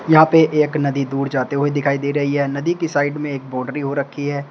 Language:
Hindi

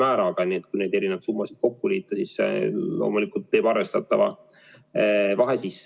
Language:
Estonian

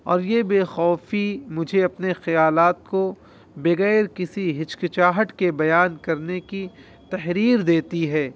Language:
Urdu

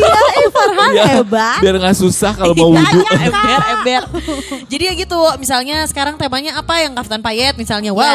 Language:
Indonesian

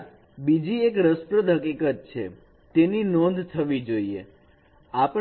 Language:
Gujarati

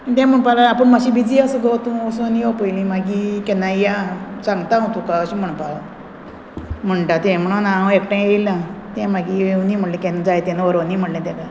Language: Konkani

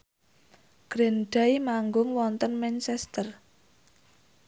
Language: Javanese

